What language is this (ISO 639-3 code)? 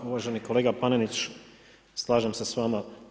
hrv